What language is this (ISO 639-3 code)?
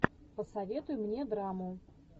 rus